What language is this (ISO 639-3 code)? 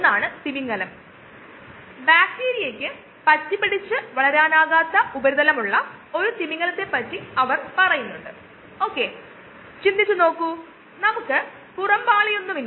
mal